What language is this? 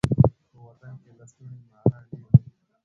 Pashto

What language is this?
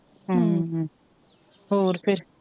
Punjabi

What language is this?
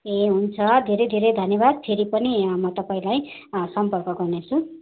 Nepali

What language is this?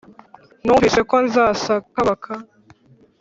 Kinyarwanda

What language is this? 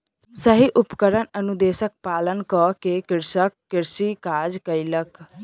Maithili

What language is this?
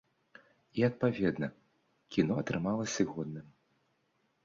Belarusian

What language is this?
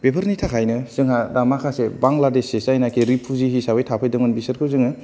Bodo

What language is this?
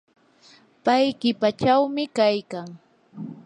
Yanahuanca Pasco Quechua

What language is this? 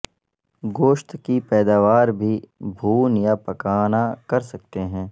Urdu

